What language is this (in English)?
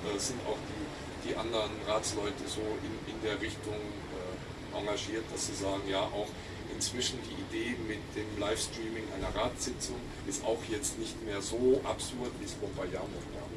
German